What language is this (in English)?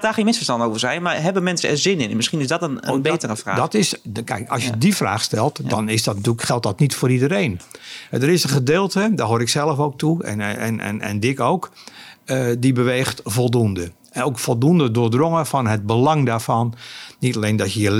Dutch